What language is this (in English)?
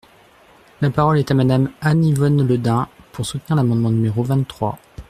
French